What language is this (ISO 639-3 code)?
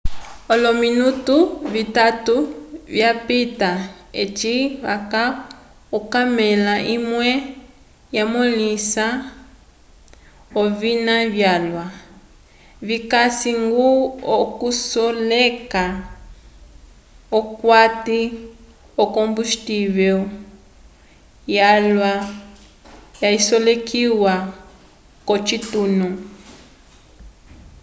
umb